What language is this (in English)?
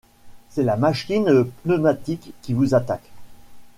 French